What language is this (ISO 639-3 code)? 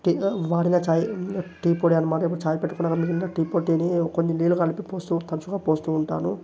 tel